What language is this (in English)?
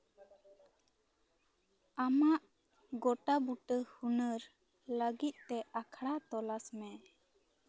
Santali